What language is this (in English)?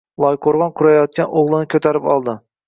Uzbek